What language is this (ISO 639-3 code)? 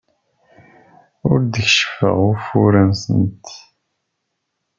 kab